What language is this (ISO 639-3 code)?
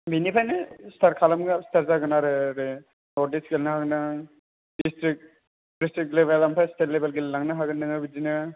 brx